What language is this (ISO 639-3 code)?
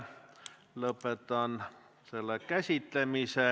est